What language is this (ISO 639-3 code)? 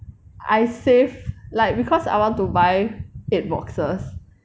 eng